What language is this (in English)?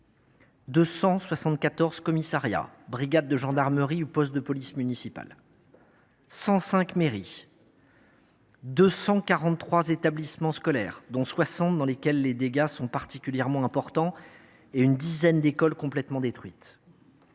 French